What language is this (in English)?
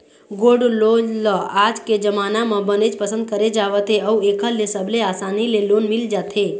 Chhattisgarhi